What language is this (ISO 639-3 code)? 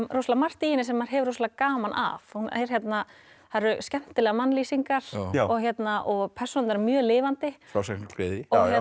isl